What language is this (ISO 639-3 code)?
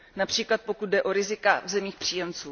ces